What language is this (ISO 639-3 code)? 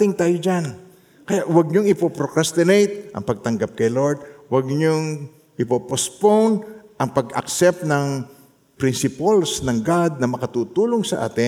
fil